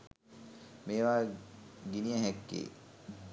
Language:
Sinhala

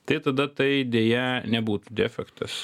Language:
Lithuanian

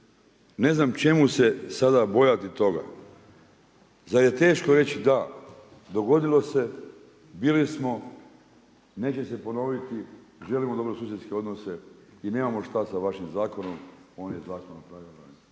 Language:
Croatian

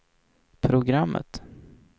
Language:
Swedish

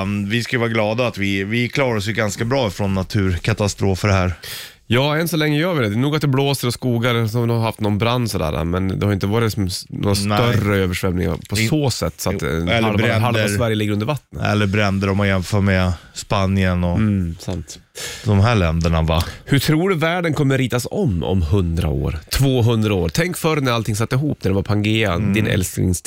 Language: Swedish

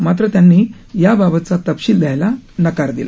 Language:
Marathi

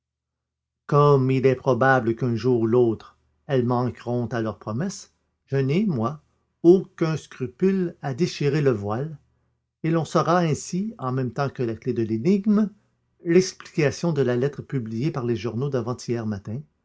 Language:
French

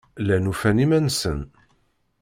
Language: Kabyle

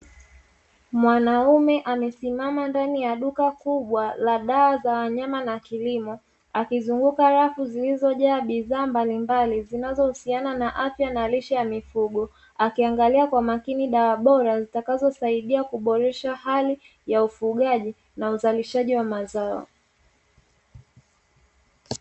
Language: Swahili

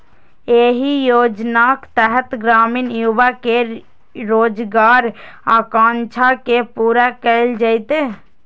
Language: Maithili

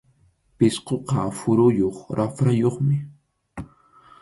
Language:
Arequipa-La Unión Quechua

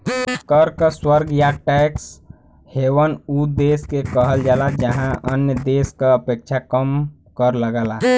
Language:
Bhojpuri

